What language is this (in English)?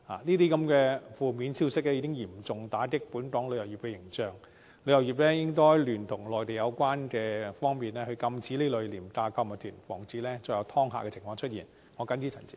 Cantonese